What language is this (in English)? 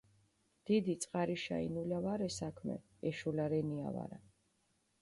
Mingrelian